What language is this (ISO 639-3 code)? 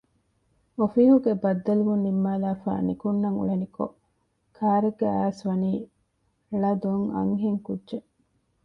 div